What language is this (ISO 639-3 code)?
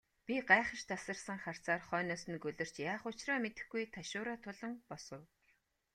mon